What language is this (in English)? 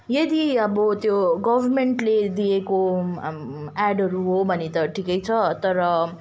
Nepali